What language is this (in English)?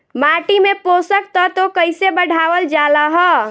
Bhojpuri